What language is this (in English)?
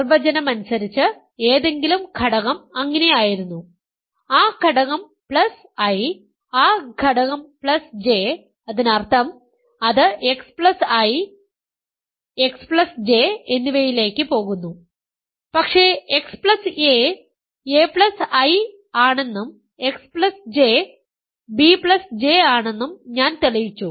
Malayalam